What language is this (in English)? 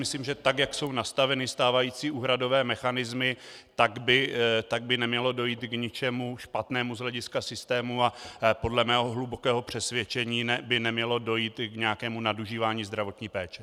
Czech